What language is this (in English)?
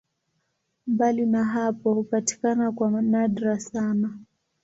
Swahili